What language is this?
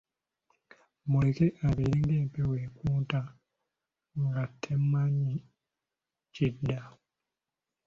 Ganda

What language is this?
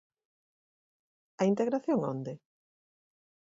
Galician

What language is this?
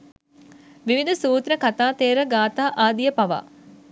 Sinhala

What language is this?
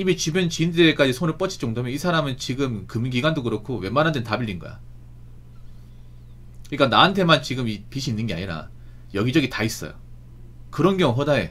Korean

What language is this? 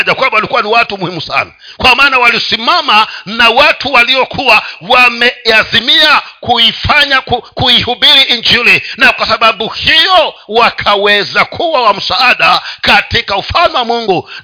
Swahili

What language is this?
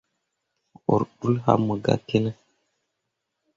Mundang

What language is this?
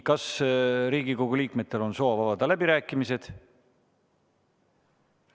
Estonian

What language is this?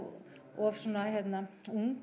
Icelandic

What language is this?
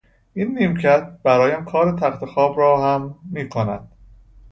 Persian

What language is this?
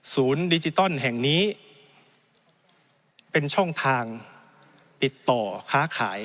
Thai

